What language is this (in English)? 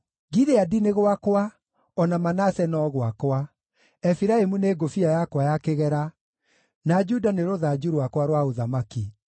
Kikuyu